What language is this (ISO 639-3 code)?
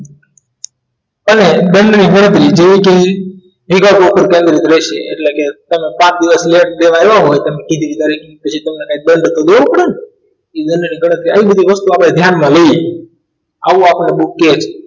guj